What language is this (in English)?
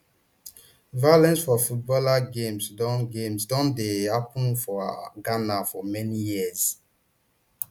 Nigerian Pidgin